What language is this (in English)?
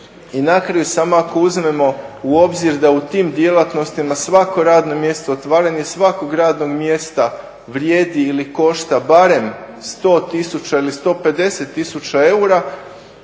Croatian